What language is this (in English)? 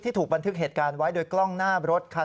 Thai